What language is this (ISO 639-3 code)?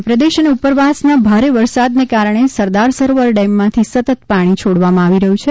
guj